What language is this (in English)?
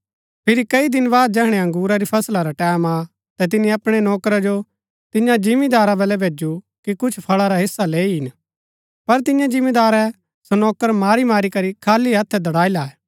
Gaddi